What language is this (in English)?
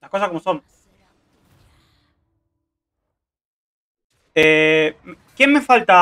Spanish